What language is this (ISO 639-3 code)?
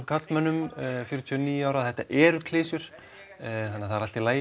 isl